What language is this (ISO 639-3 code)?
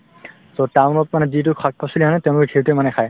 asm